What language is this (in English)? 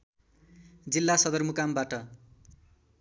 Nepali